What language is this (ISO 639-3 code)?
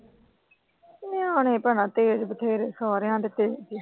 pan